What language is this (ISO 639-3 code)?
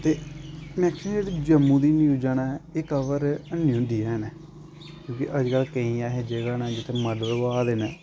doi